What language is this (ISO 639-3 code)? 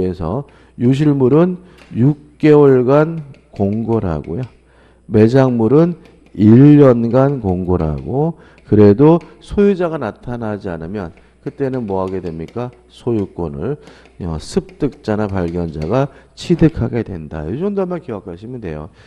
kor